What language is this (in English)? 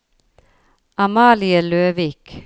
Norwegian